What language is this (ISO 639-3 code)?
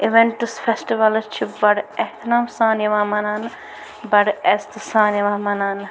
kas